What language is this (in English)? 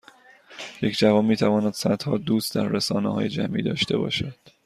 Persian